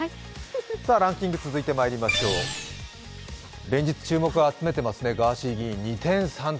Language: Japanese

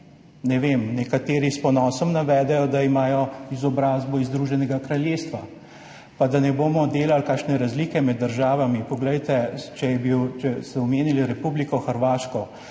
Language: Slovenian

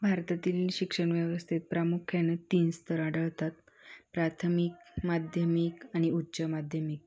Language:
Marathi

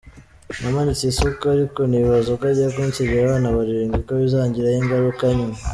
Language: Kinyarwanda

